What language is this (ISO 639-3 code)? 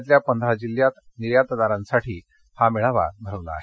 mar